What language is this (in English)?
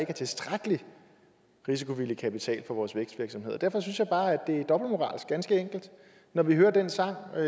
Danish